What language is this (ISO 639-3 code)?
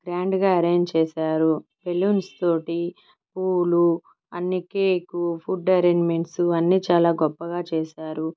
tel